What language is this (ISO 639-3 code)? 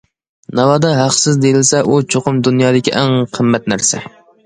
uig